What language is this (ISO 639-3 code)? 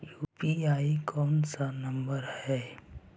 mag